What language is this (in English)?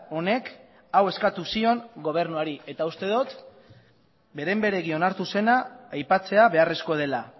Basque